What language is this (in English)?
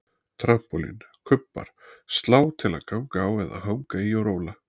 Icelandic